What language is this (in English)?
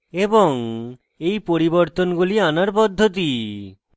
Bangla